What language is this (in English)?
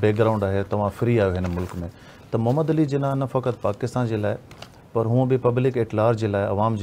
Punjabi